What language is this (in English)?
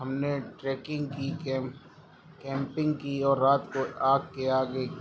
Urdu